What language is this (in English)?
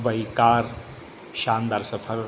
Sindhi